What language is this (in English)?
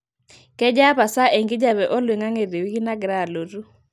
Masai